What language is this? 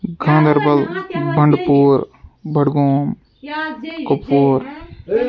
Kashmiri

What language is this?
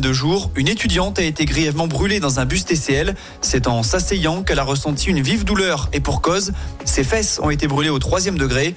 French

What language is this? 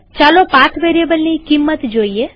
Gujarati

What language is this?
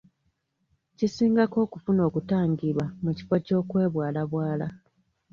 Ganda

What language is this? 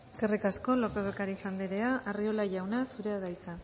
Basque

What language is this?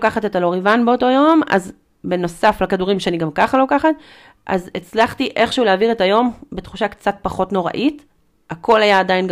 Hebrew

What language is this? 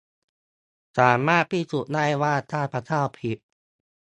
Thai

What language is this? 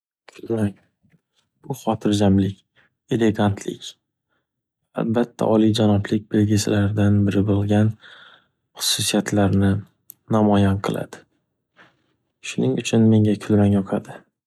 Uzbek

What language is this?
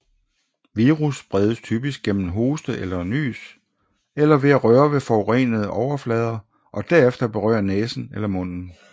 Danish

